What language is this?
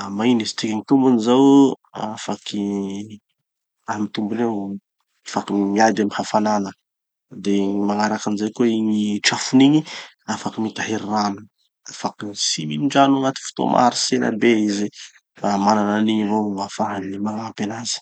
Tanosy Malagasy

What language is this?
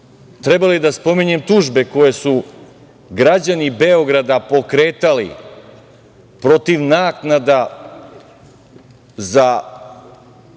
Serbian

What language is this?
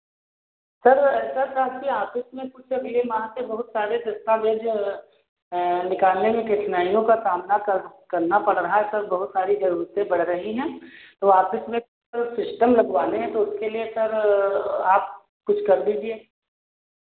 Hindi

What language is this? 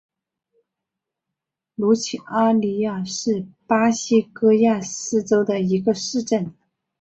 Chinese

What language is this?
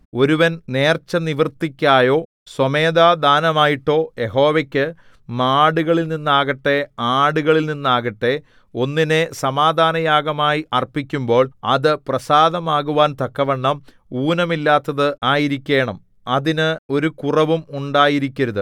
Malayalam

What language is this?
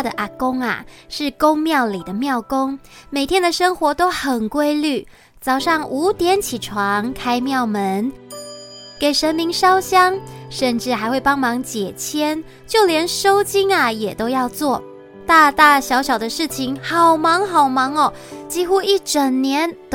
Chinese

